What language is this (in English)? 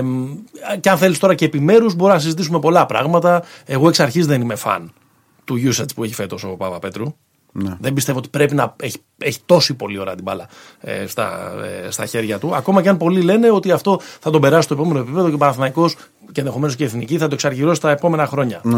Greek